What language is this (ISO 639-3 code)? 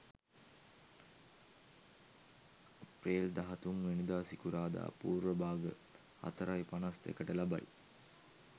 sin